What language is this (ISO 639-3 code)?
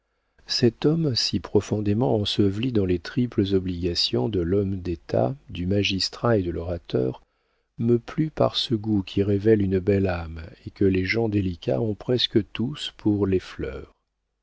fra